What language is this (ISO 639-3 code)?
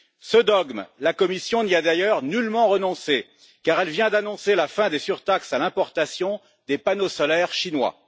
fra